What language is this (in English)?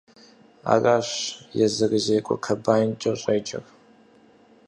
Kabardian